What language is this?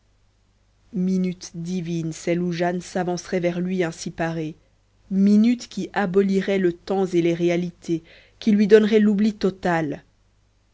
French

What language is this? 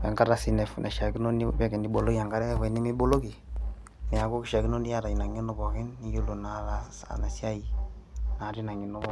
Masai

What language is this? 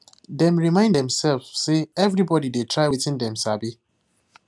Nigerian Pidgin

